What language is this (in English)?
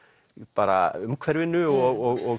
Icelandic